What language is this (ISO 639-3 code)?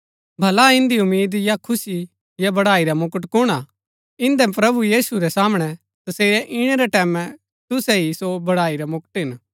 gbk